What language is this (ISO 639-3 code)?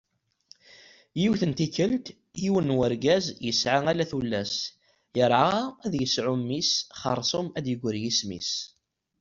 kab